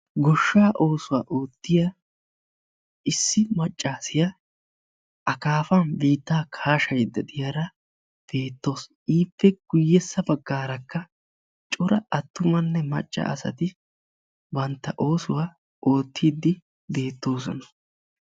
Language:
Wolaytta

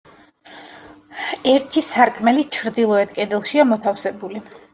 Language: Georgian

